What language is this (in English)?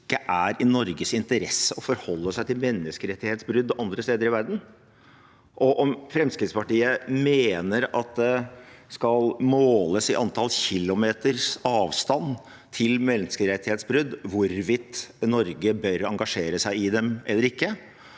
Norwegian